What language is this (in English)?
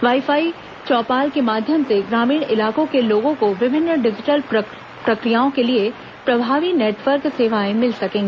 Hindi